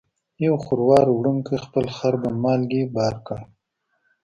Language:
Pashto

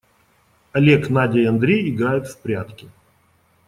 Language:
Russian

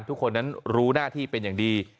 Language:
Thai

